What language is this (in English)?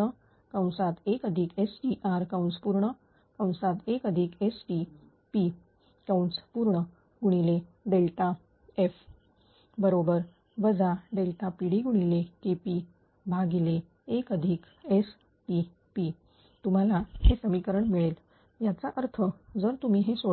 Marathi